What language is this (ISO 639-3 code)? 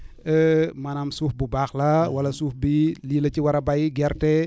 wol